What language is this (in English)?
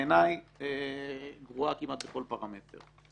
Hebrew